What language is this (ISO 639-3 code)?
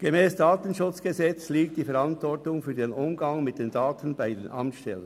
gsw